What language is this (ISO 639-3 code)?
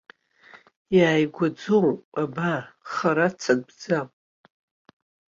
abk